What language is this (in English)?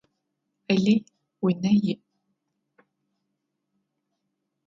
Adyghe